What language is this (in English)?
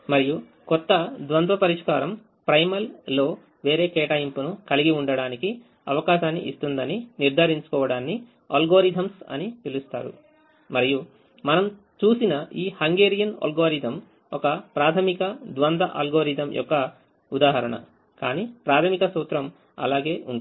Telugu